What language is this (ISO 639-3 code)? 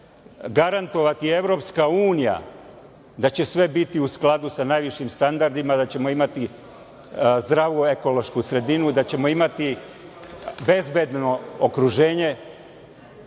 srp